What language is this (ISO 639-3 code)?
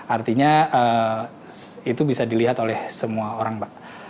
ind